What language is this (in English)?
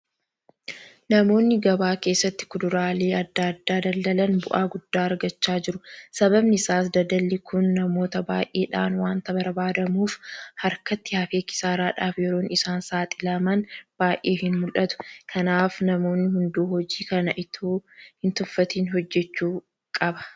Oromo